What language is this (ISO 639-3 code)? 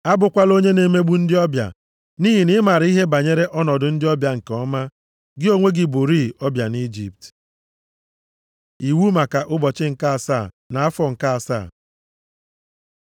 ibo